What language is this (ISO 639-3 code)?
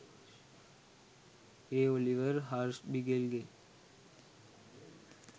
sin